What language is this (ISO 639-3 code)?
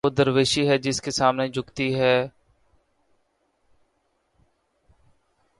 urd